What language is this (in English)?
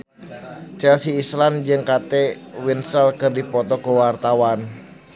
Sundanese